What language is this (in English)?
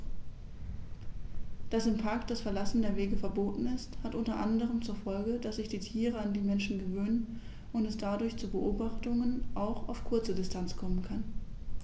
German